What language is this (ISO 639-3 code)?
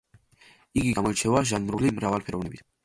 kat